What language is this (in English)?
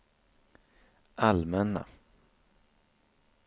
Swedish